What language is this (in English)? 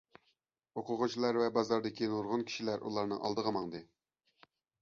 Uyghur